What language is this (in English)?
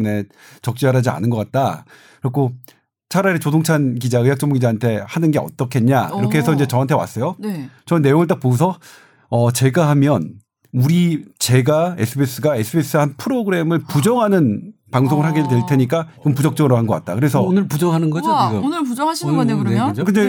Korean